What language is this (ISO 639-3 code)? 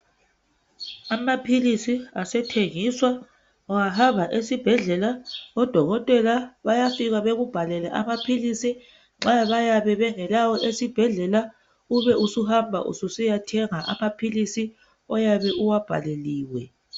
nde